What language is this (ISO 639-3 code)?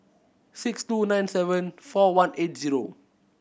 eng